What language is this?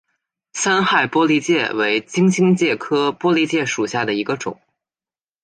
Chinese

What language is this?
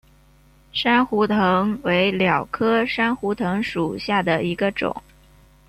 Chinese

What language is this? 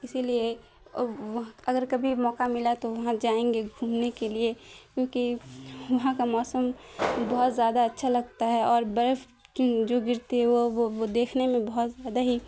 Urdu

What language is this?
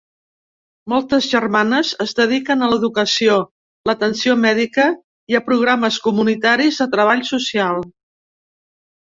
Catalan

